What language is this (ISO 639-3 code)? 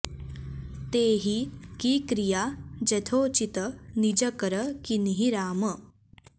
san